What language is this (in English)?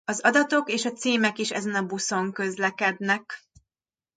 Hungarian